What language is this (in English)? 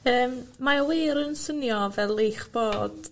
Welsh